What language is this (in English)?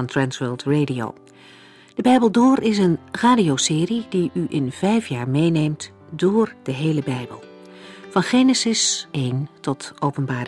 Dutch